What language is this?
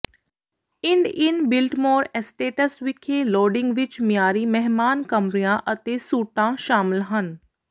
Punjabi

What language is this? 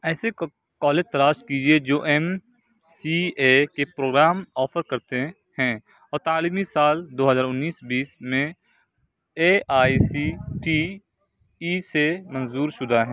Urdu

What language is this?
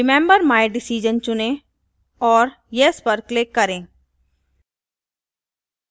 Hindi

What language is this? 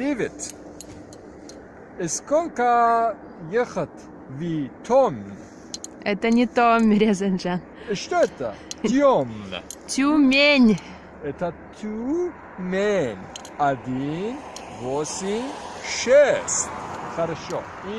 Russian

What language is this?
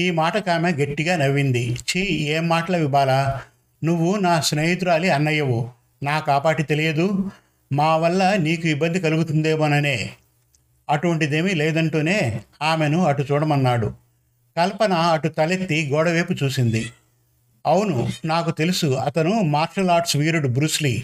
Telugu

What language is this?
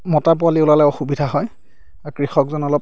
Assamese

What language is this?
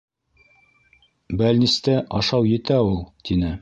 Bashkir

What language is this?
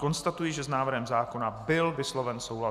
Czech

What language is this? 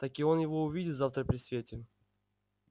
Russian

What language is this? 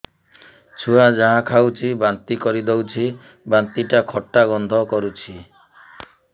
Odia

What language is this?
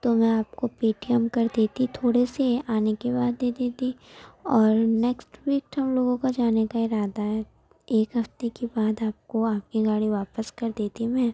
Urdu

